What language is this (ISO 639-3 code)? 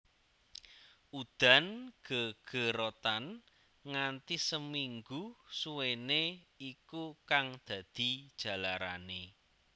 jav